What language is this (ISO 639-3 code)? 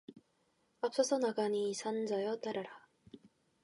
kor